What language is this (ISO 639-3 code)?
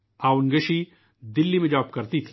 urd